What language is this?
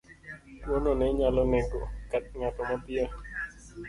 Luo (Kenya and Tanzania)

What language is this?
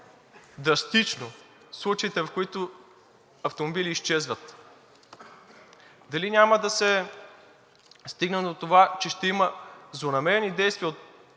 Bulgarian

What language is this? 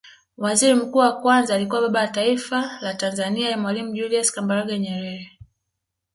Swahili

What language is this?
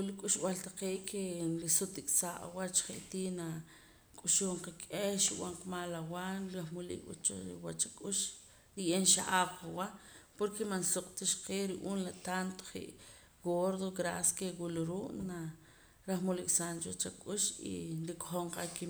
Poqomam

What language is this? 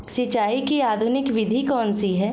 Hindi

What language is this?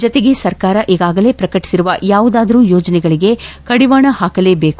Kannada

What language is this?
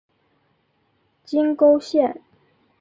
Chinese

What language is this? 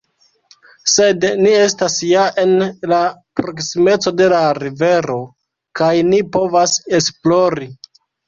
Esperanto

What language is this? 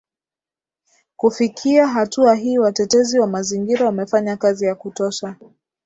Swahili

